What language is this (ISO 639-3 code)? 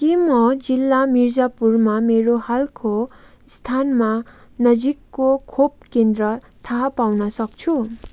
nep